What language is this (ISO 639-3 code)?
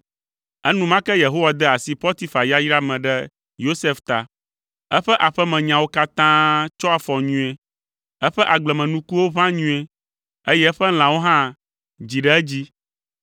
ewe